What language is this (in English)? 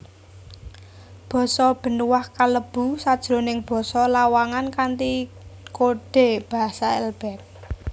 Javanese